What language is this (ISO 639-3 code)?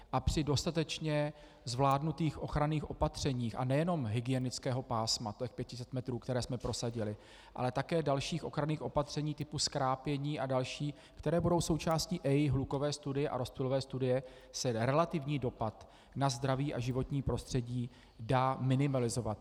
ces